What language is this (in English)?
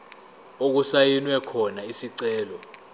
Zulu